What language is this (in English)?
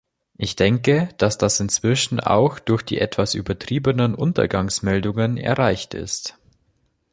German